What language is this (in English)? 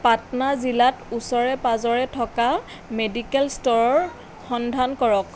Assamese